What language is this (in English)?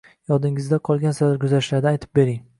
Uzbek